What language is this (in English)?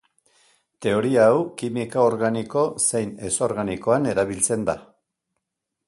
Basque